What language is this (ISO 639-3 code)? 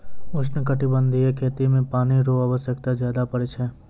mai